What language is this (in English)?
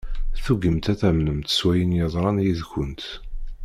Kabyle